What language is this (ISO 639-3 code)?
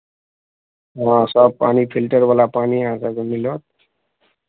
mai